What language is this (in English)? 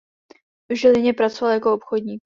Czech